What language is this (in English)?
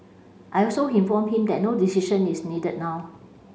English